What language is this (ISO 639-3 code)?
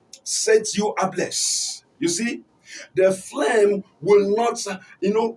eng